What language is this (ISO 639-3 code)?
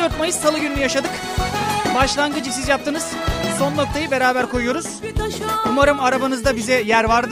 tur